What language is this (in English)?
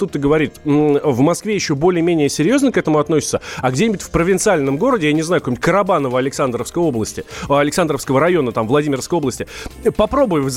Russian